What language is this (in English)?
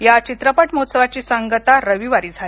Marathi